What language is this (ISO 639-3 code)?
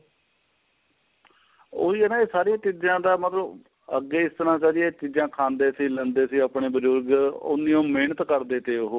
pan